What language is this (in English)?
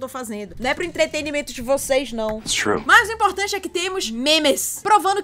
Portuguese